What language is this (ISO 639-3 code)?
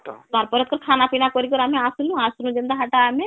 ori